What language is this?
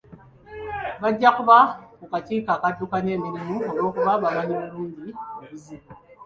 Ganda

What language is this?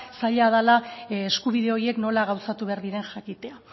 Basque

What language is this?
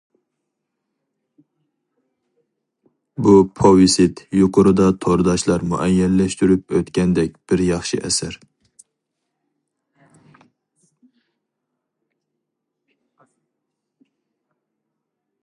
Uyghur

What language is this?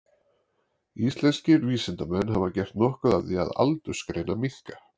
Icelandic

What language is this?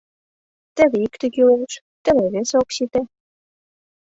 Mari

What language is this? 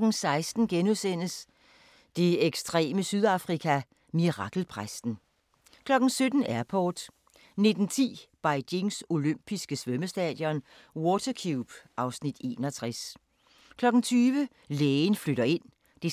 Danish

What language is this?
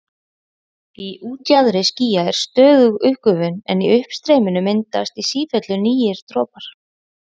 Icelandic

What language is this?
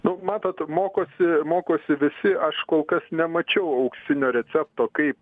Lithuanian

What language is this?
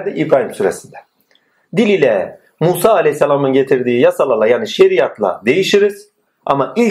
Turkish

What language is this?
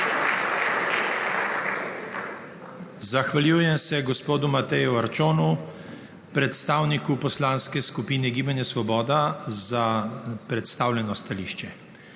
Slovenian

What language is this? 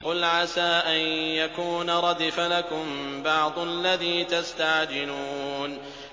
Arabic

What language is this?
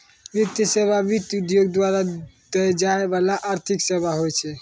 Maithili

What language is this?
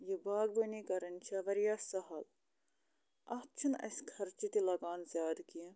Kashmiri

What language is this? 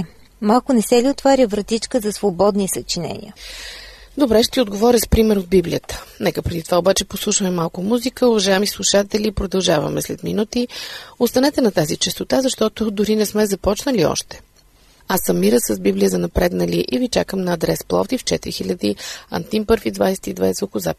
Bulgarian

